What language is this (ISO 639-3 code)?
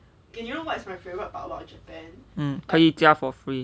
eng